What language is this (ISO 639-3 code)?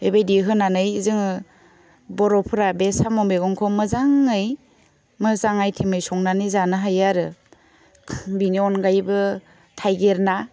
brx